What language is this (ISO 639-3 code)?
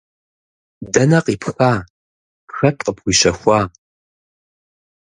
kbd